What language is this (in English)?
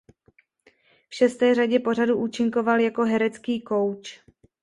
Czech